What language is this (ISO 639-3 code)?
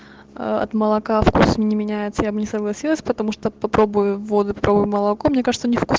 rus